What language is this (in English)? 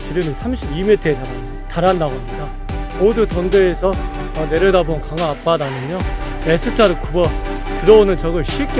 Korean